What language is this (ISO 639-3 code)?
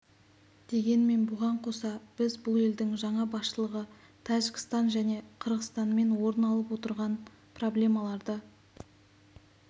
kaz